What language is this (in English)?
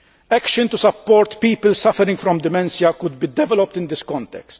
English